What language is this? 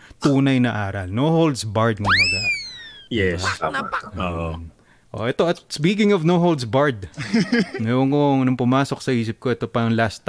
Filipino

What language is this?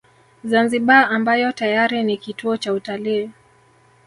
Swahili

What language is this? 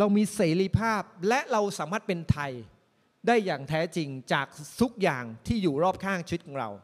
Thai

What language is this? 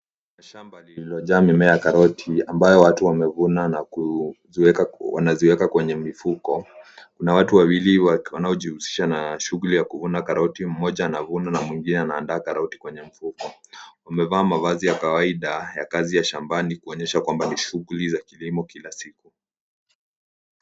Swahili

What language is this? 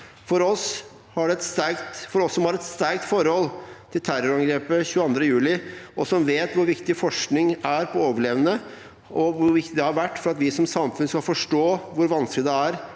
Norwegian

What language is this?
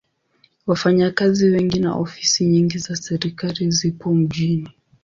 Swahili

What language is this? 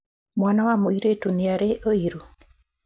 Kikuyu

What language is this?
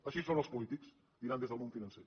Catalan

